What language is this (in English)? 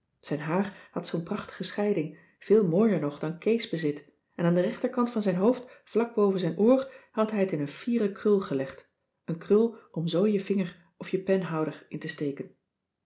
Dutch